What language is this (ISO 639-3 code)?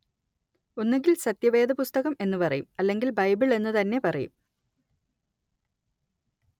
mal